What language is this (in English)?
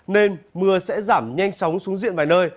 Vietnamese